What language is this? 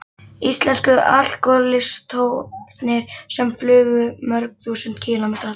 Icelandic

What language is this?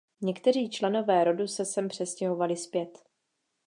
Czech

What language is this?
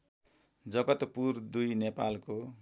Nepali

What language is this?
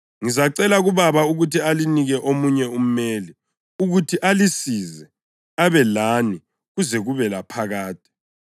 North Ndebele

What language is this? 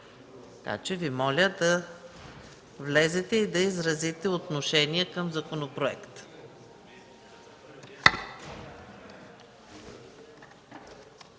Bulgarian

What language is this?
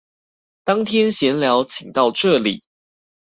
Chinese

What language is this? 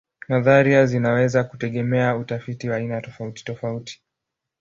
Swahili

